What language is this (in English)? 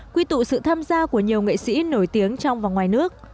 Vietnamese